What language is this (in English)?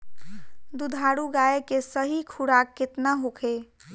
Bhojpuri